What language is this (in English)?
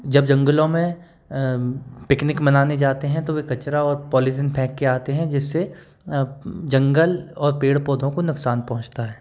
Hindi